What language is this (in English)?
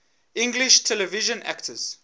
English